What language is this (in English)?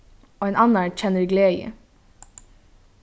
Faroese